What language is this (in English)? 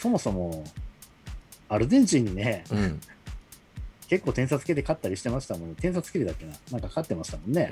Japanese